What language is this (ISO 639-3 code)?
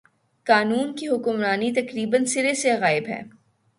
urd